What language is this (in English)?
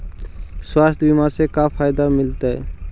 Magahi